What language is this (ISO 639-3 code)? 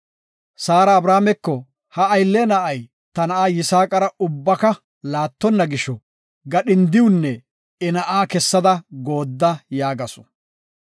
gof